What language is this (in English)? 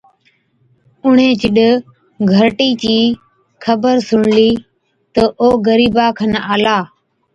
Od